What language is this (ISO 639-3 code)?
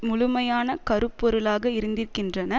tam